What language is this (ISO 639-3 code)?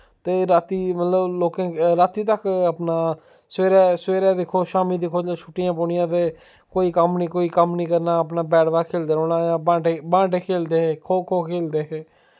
doi